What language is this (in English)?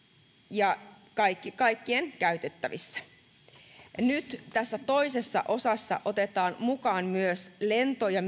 Finnish